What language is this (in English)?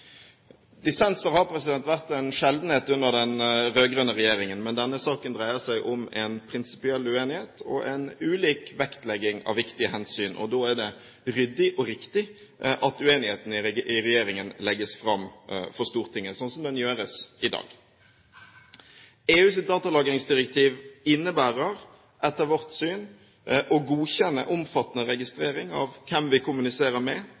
Norwegian Bokmål